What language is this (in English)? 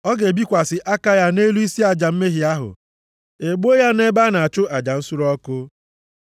Igbo